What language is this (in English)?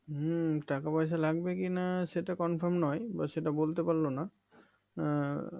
Bangla